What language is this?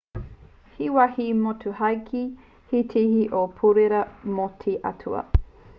Māori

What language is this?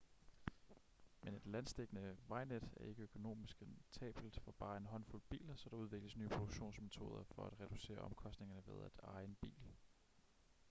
Danish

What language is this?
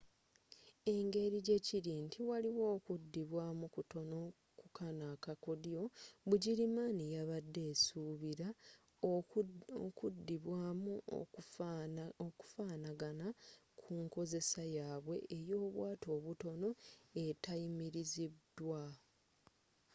Ganda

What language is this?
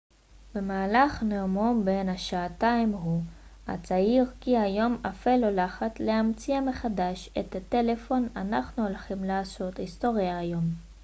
Hebrew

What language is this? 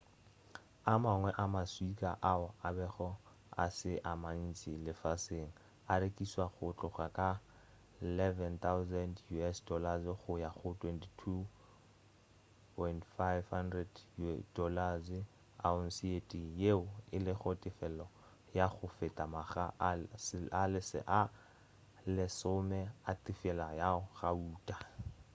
Northern Sotho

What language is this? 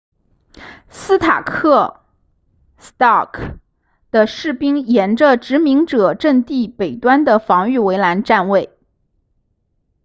Chinese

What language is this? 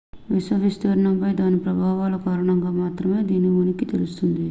Telugu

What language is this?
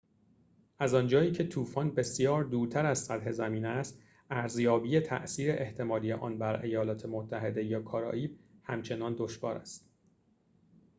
Persian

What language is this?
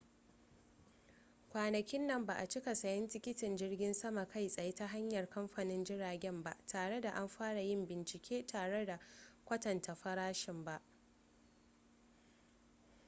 Hausa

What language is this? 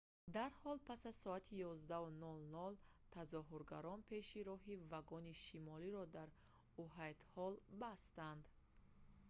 Tajik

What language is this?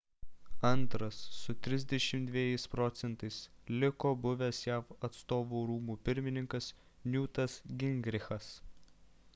Lithuanian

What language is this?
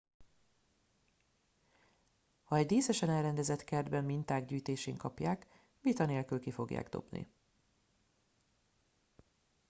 Hungarian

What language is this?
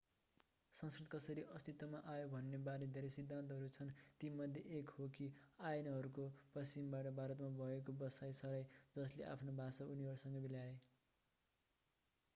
Nepali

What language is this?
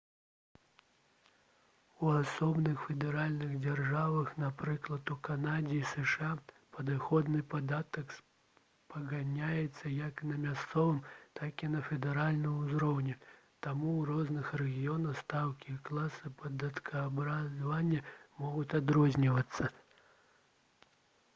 Belarusian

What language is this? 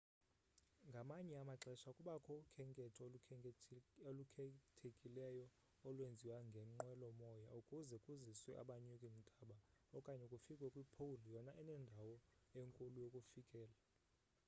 Xhosa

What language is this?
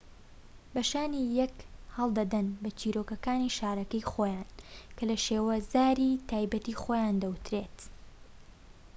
Central Kurdish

